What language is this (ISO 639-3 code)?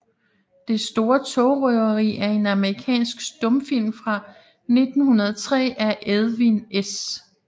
dan